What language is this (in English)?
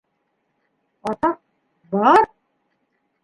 Bashkir